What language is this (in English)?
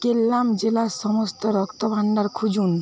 Bangla